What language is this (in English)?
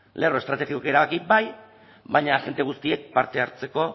Basque